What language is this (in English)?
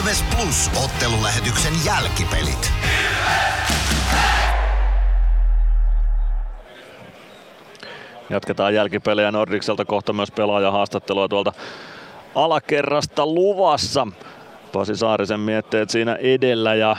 Finnish